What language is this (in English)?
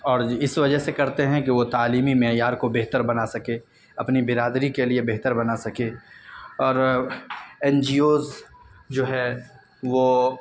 Urdu